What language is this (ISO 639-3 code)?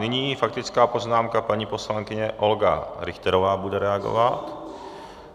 ces